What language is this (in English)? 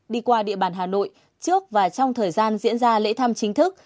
Vietnamese